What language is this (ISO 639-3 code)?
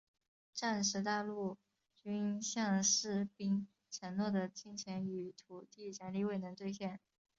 zho